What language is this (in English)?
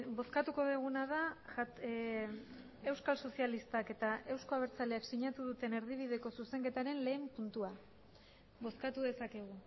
Basque